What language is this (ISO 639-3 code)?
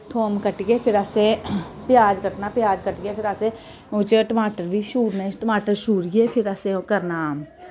doi